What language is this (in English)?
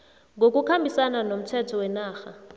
South Ndebele